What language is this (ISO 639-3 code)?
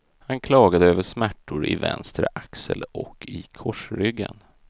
swe